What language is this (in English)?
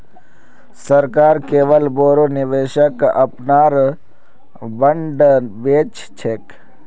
Magahi